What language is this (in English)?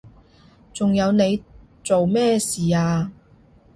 Cantonese